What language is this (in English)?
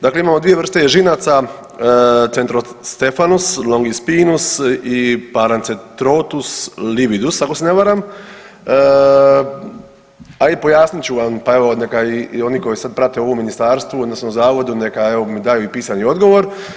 Croatian